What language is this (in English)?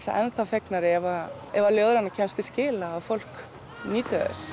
Icelandic